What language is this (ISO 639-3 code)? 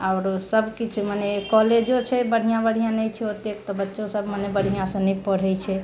mai